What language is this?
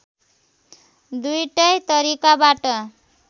Nepali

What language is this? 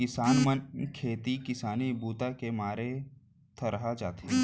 Chhattisgarhi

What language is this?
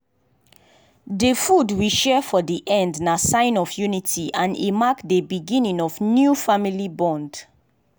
Nigerian Pidgin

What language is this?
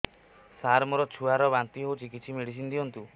Odia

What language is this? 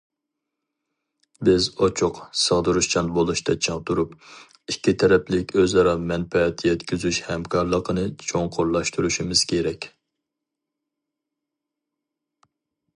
Uyghur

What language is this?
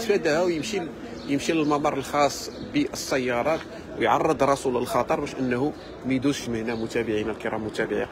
Arabic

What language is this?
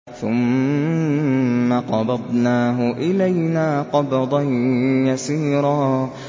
Arabic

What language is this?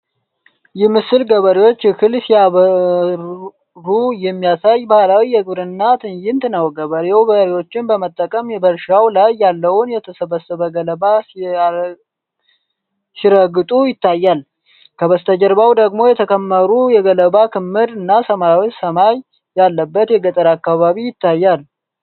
Amharic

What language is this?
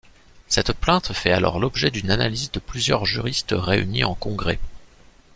French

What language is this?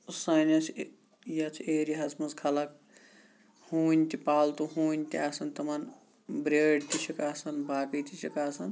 Kashmiri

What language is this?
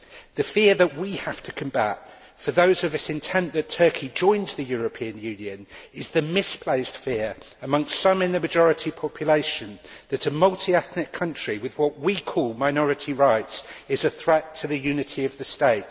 English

